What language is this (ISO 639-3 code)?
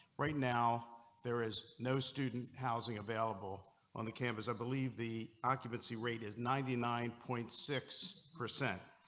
eng